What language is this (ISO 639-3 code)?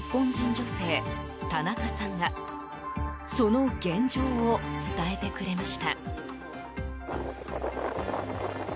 jpn